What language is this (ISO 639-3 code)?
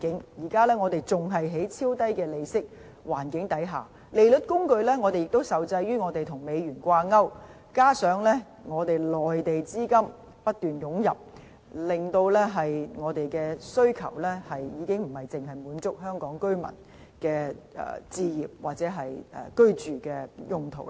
yue